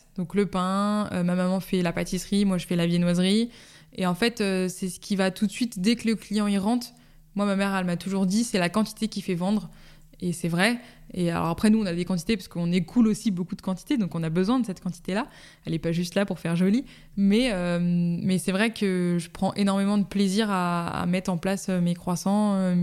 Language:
French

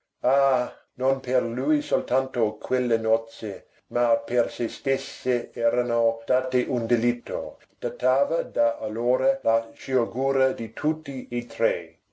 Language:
Italian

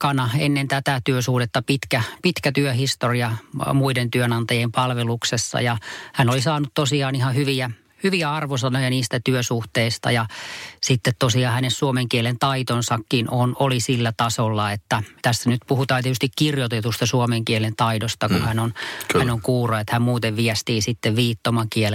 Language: Finnish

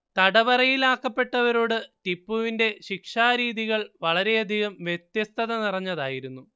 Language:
Malayalam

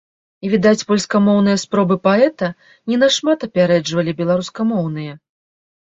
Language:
Belarusian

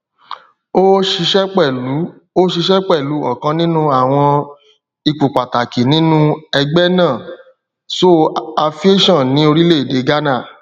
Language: Yoruba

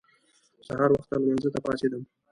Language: Pashto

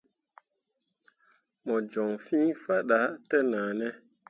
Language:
Mundang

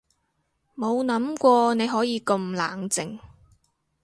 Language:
Cantonese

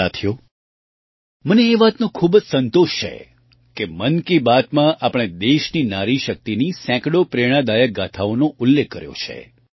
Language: Gujarati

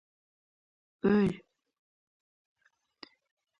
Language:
Uzbek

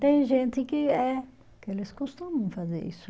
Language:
Portuguese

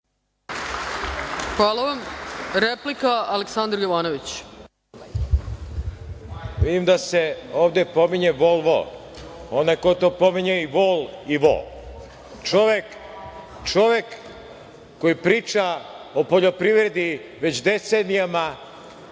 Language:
Serbian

